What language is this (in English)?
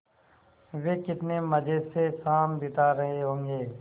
Hindi